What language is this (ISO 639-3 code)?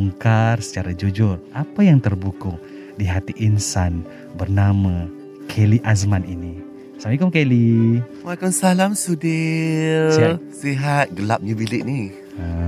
msa